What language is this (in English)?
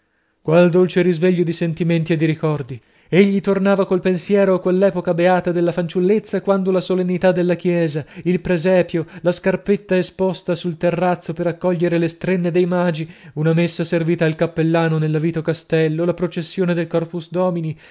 Italian